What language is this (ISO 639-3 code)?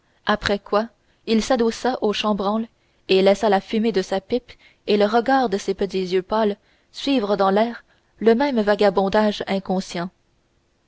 fra